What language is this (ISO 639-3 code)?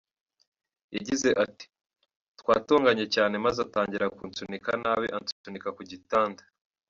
kin